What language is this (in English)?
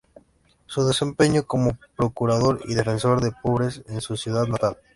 Spanish